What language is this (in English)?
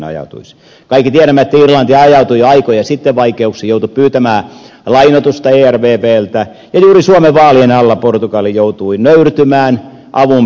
Finnish